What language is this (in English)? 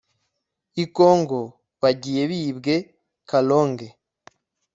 Kinyarwanda